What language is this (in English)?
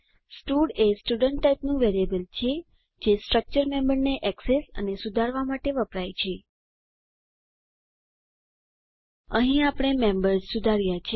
Gujarati